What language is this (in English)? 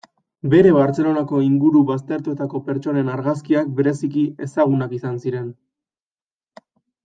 Basque